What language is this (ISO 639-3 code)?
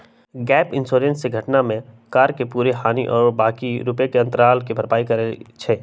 mag